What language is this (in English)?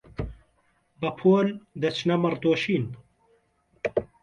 Central Kurdish